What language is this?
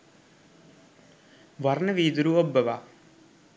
Sinhala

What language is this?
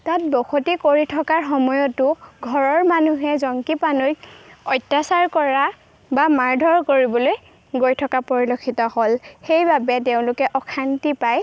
Assamese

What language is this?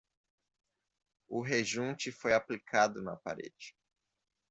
Portuguese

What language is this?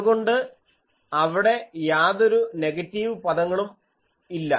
Malayalam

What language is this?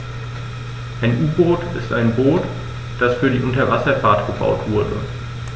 German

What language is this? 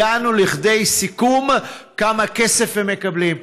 Hebrew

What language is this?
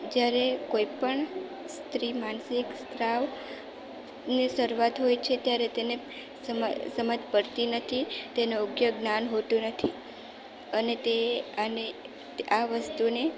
Gujarati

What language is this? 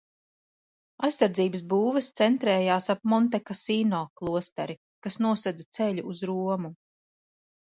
Latvian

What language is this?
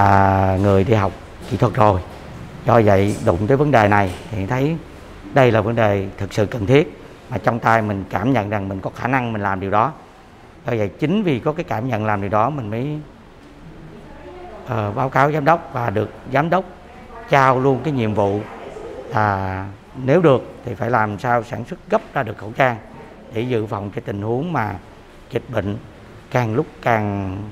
Vietnamese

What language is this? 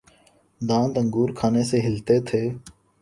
Urdu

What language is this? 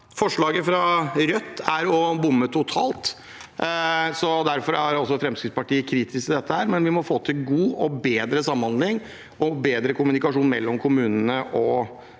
Norwegian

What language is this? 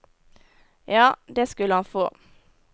Norwegian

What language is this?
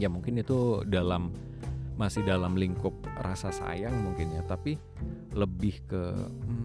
Indonesian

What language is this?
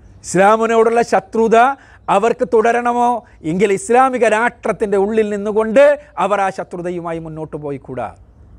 Malayalam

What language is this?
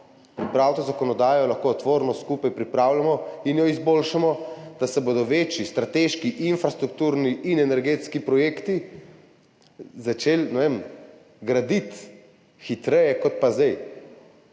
Slovenian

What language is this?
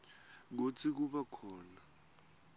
Swati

